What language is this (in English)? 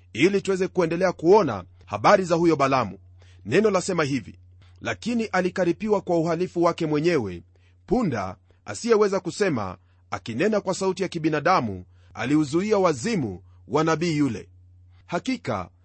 Swahili